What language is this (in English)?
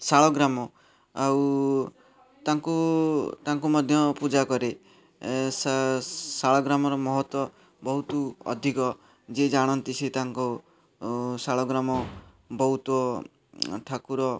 Odia